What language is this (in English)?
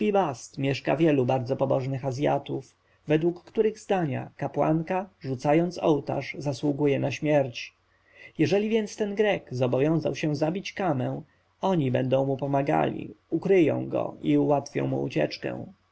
Polish